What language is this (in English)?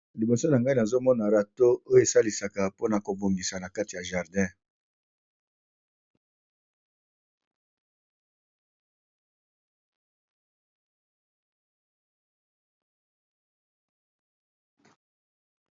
Lingala